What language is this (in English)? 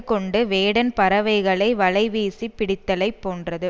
Tamil